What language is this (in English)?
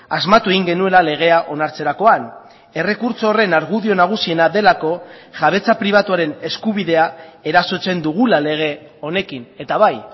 Basque